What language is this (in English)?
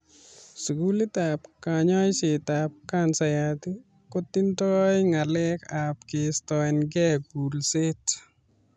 Kalenjin